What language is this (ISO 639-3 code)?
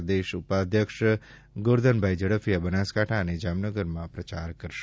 guj